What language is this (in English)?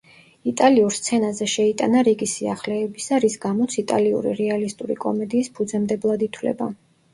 Georgian